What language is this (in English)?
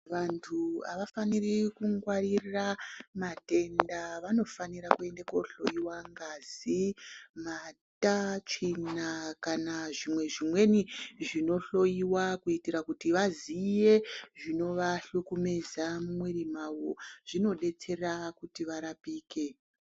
Ndau